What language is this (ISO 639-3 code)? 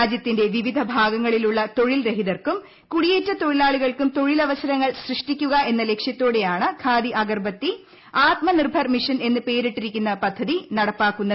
mal